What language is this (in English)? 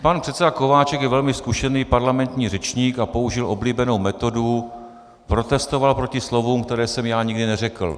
Czech